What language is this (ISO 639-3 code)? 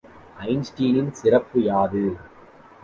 tam